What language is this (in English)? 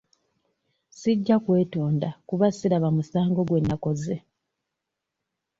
Ganda